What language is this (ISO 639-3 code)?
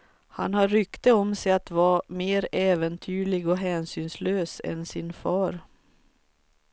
swe